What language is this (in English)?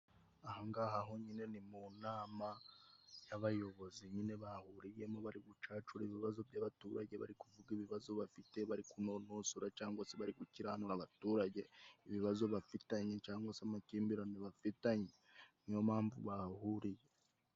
Kinyarwanda